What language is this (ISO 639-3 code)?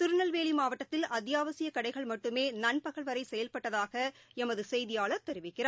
tam